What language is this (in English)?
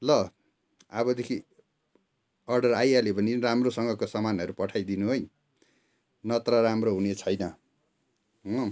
Nepali